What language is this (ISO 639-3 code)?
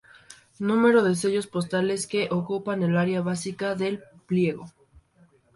spa